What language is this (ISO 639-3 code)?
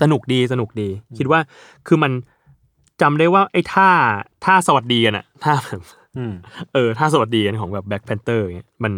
tha